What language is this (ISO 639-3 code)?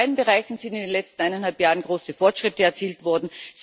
deu